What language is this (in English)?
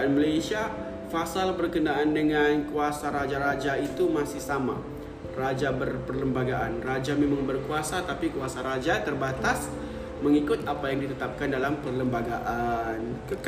Malay